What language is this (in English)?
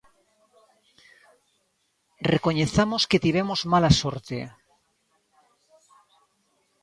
Galician